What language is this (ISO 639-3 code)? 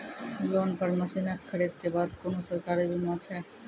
mai